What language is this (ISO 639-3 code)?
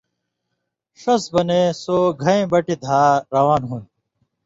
mvy